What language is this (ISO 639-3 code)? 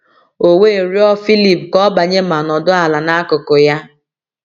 ibo